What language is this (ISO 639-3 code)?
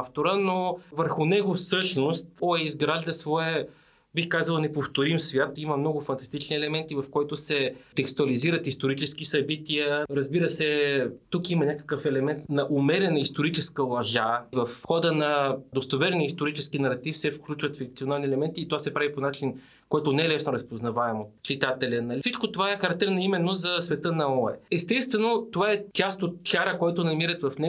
bul